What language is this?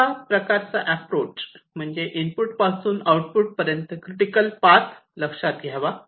Marathi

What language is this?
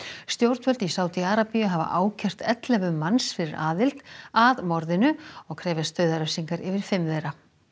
Icelandic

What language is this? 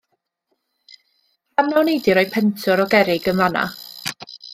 Welsh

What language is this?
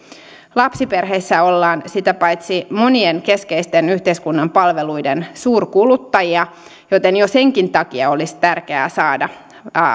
Finnish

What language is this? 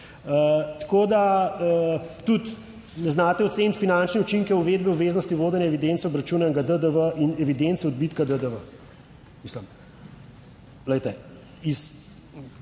Slovenian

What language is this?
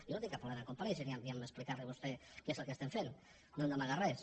Catalan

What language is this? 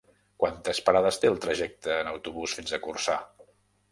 Catalan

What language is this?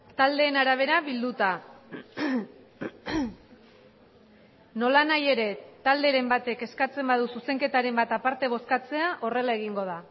Basque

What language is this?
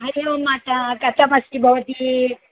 Sanskrit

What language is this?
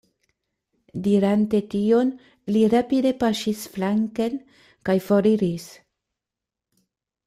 Esperanto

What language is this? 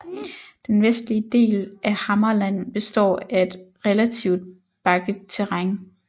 Danish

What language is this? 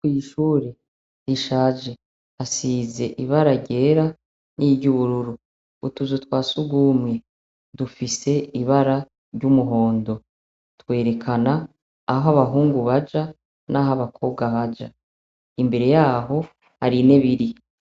Rundi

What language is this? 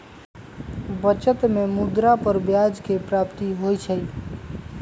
Magahi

